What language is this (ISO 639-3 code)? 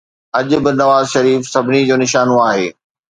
snd